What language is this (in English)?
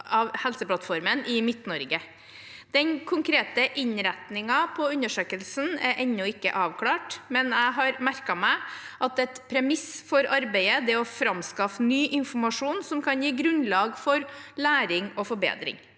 Norwegian